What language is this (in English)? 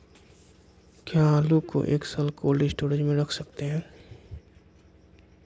Magahi